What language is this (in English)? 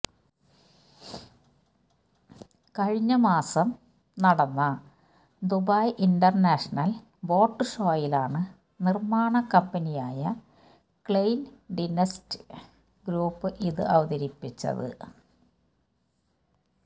Malayalam